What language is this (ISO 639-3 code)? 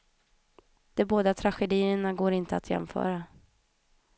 swe